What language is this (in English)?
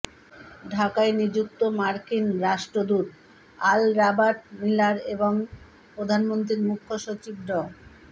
Bangla